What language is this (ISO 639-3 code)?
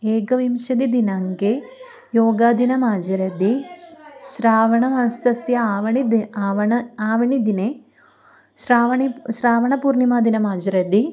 san